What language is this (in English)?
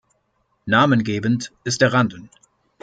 German